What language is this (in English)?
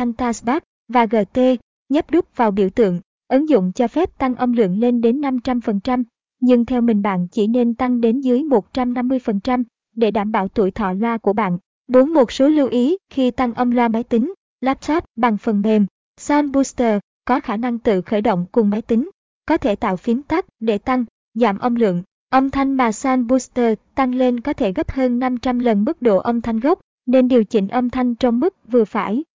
Vietnamese